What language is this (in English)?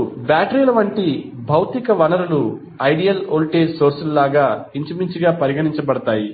Telugu